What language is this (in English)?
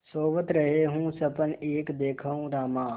Hindi